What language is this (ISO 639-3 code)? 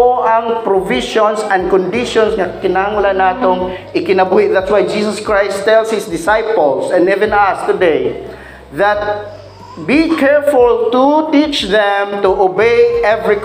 fil